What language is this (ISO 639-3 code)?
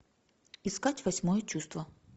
rus